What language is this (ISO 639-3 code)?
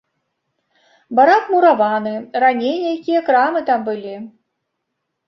bel